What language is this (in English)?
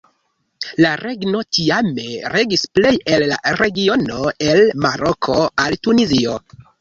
Esperanto